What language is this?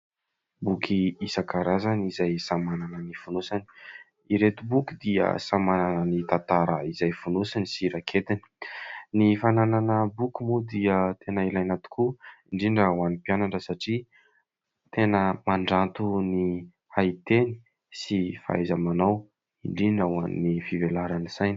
Malagasy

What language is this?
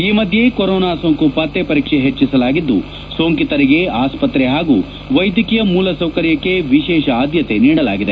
Kannada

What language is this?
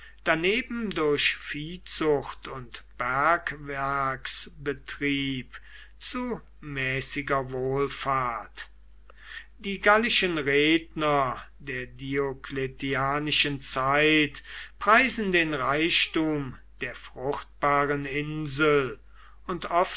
German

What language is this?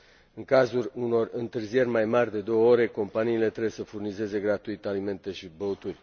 Romanian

